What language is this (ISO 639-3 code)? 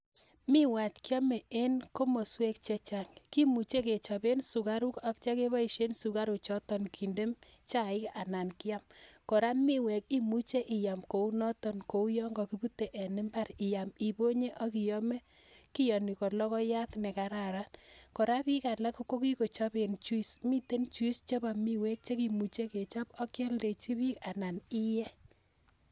kln